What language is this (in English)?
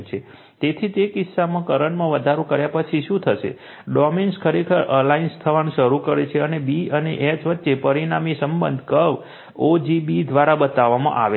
Gujarati